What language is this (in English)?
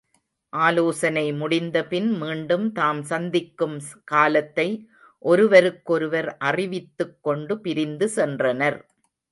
Tamil